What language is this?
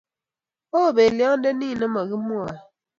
Kalenjin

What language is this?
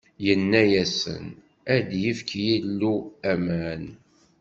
Kabyle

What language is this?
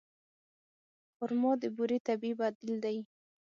Pashto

